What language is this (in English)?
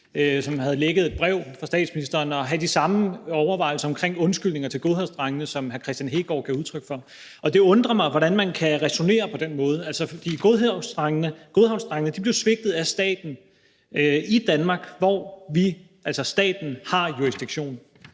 Danish